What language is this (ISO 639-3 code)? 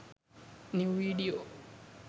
sin